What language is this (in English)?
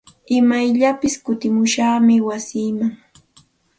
Santa Ana de Tusi Pasco Quechua